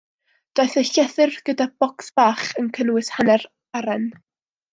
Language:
Welsh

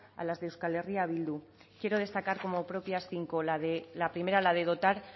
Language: Spanish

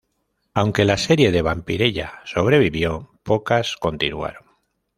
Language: Spanish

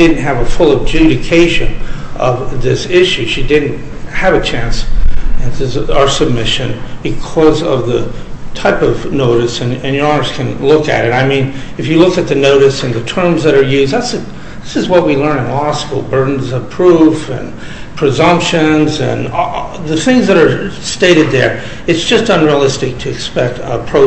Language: English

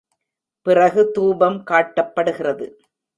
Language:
Tamil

